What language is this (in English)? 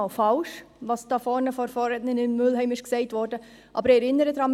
Swiss German